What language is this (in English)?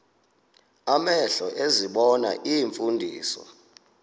Xhosa